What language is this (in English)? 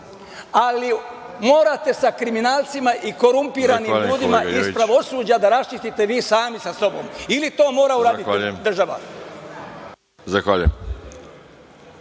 Serbian